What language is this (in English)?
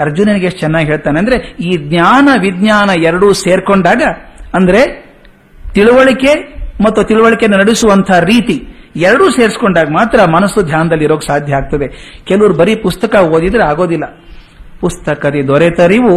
Kannada